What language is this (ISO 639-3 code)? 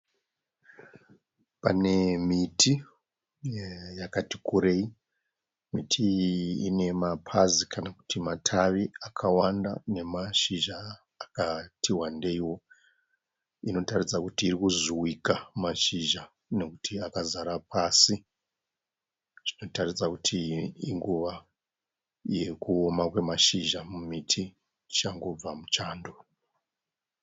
sna